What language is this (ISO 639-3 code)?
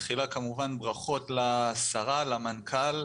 heb